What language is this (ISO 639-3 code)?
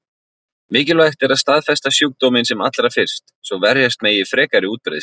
isl